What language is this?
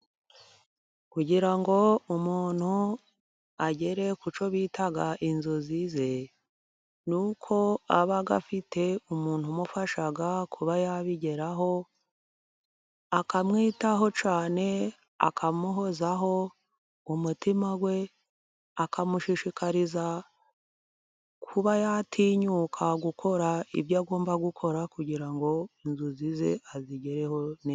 Kinyarwanda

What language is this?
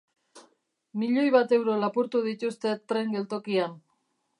Basque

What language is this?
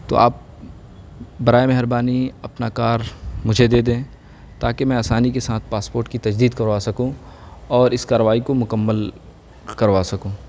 Urdu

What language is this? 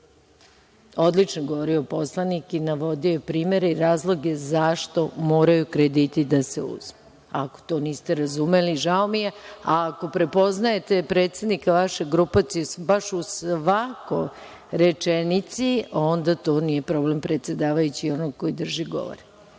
Serbian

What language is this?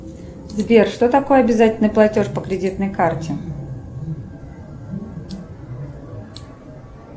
Russian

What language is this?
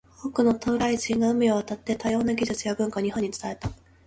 Japanese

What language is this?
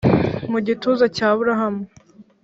Kinyarwanda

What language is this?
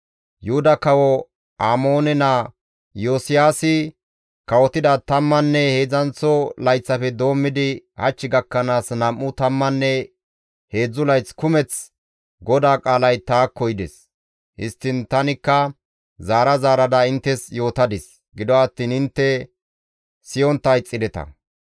Gamo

